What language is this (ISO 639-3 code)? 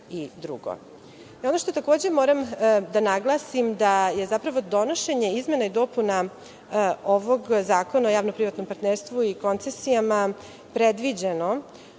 srp